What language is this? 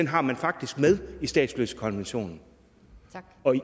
Danish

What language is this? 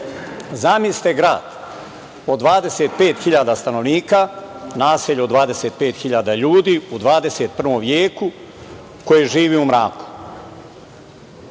Serbian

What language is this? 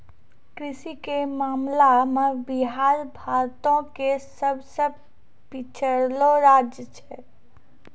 Maithili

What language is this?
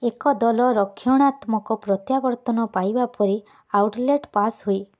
Odia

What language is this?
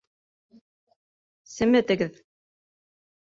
Bashkir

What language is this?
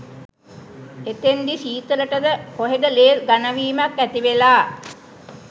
Sinhala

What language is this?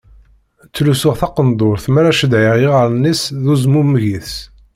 Kabyle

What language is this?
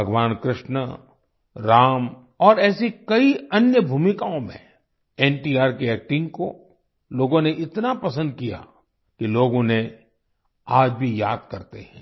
Hindi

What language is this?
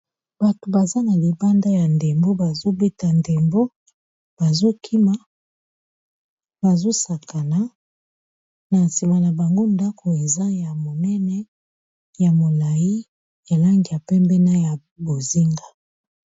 Lingala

